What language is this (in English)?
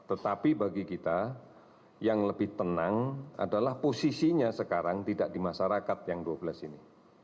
Indonesian